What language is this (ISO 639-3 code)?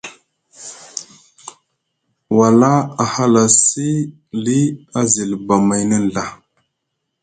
mug